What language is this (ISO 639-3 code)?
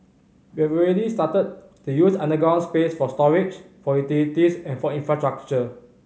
eng